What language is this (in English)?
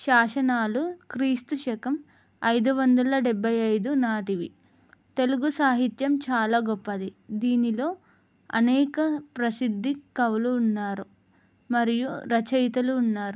Telugu